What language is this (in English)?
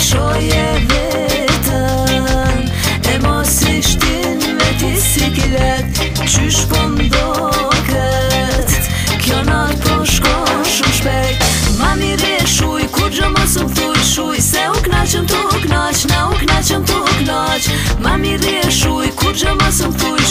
Bulgarian